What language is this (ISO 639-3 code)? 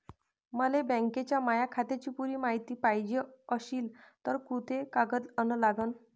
mar